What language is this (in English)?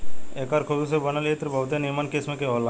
Bhojpuri